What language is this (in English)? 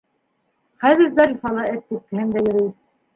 Bashkir